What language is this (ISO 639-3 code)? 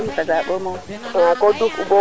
srr